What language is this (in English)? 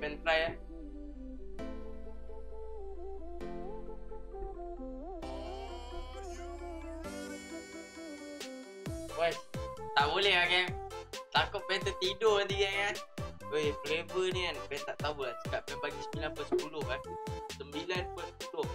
Malay